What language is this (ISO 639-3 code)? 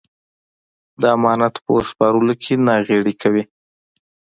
pus